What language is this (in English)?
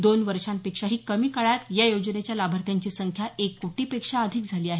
Marathi